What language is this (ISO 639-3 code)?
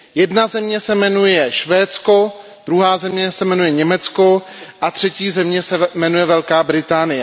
ces